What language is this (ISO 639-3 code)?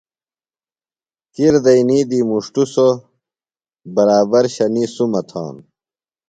phl